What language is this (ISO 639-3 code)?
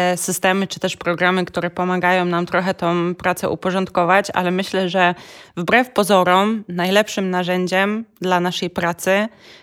pol